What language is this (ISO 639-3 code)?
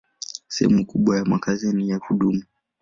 swa